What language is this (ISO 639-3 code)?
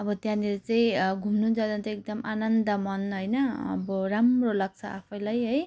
nep